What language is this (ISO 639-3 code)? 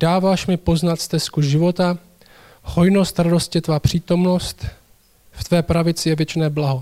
ces